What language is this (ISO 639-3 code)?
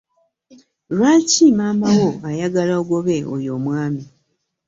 lug